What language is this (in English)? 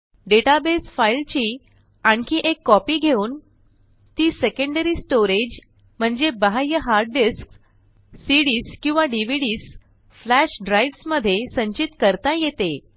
Marathi